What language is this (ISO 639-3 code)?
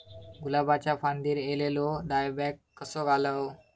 mar